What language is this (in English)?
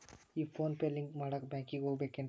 Kannada